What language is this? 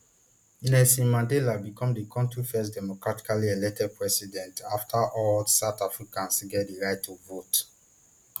Nigerian Pidgin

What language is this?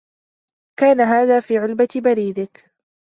Arabic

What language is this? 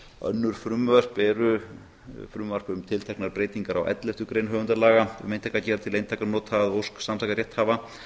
Icelandic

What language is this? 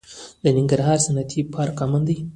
Pashto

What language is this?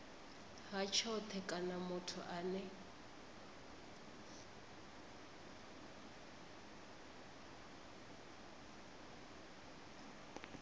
Venda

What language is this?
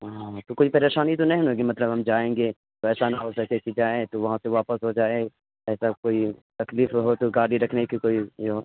Urdu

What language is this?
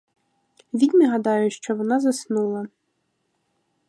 Ukrainian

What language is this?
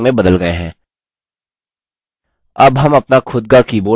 Hindi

